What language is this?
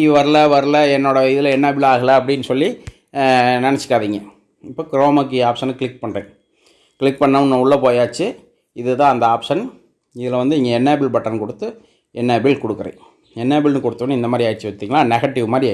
Indonesian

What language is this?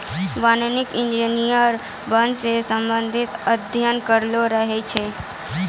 Maithili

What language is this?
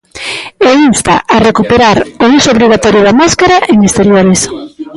Galician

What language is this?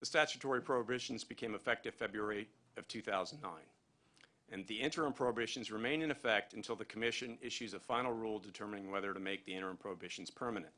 English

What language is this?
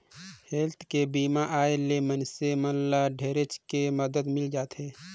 Chhattisgarhi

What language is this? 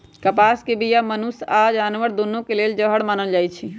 Magahi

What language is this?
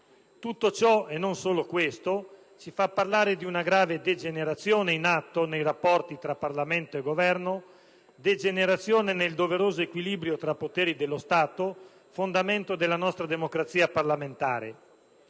Italian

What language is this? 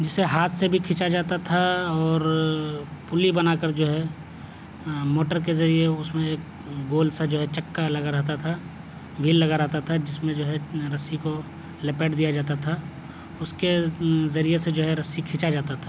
Urdu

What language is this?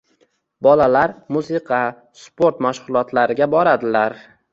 Uzbek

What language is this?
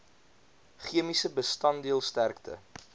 Afrikaans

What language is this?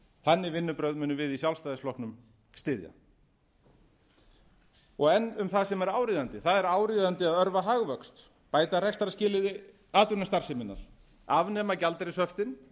Icelandic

